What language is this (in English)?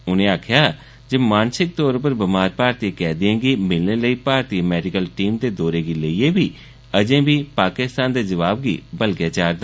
Dogri